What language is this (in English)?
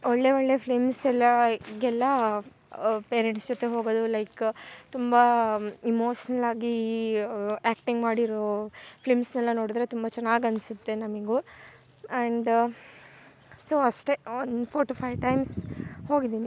Kannada